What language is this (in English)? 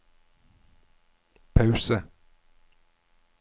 Norwegian